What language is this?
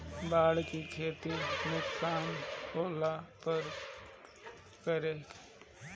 Bhojpuri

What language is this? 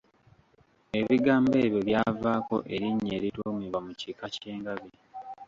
Ganda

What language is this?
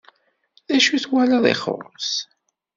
Kabyle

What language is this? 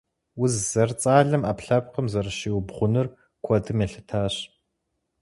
Kabardian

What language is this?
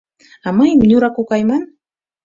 Mari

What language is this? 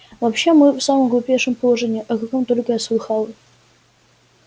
Russian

